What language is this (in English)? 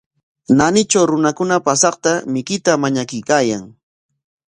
Corongo Ancash Quechua